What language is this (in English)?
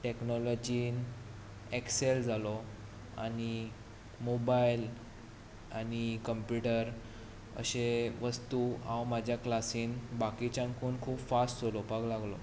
Konkani